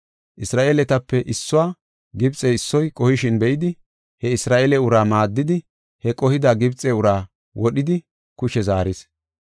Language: Gofa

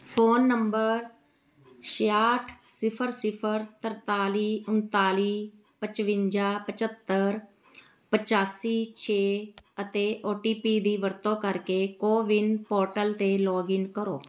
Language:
Punjabi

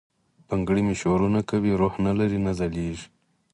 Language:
Pashto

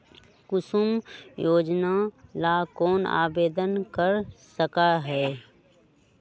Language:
Magahi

